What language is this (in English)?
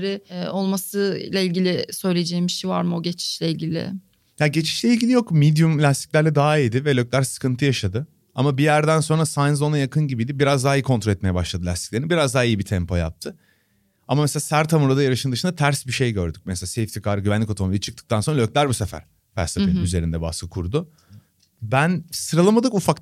Turkish